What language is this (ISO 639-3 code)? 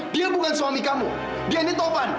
ind